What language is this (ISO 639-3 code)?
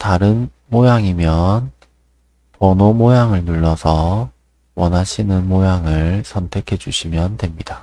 kor